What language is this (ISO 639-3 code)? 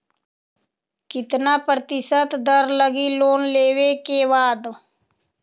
mag